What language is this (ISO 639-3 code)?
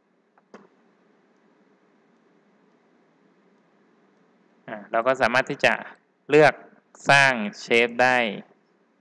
tha